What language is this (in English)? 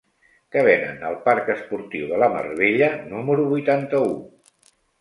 Catalan